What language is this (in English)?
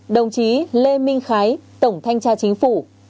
Vietnamese